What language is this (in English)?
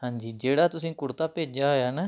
Punjabi